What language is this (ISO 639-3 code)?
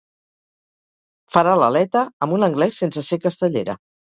cat